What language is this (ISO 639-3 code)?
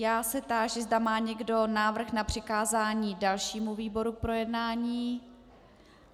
ces